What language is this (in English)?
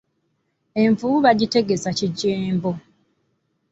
Ganda